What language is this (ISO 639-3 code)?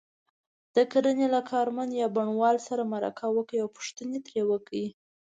pus